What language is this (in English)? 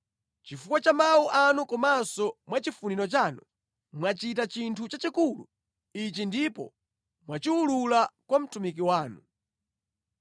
Nyanja